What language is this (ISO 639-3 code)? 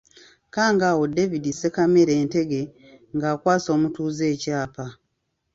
lug